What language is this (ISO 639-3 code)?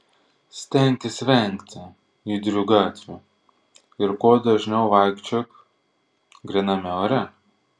lit